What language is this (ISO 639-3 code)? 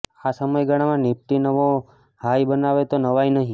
guj